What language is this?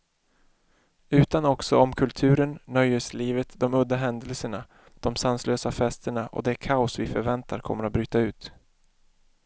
Swedish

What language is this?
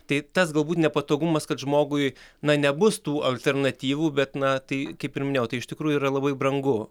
Lithuanian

